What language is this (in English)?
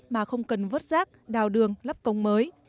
Vietnamese